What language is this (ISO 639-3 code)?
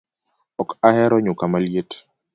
luo